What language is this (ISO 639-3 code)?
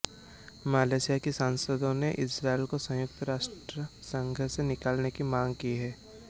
hin